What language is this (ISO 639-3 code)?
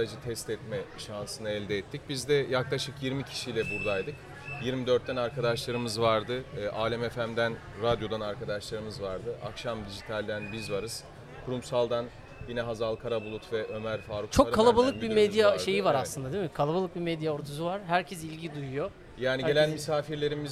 tur